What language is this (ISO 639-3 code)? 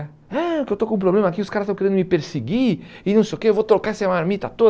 por